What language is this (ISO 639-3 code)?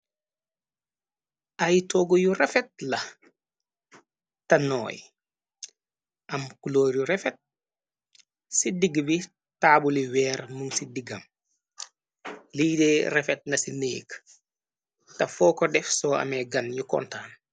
wol